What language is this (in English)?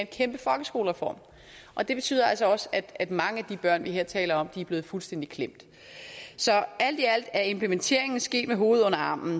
Danish